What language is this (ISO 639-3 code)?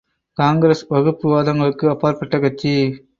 tam